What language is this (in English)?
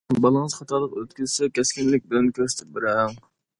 Uyghur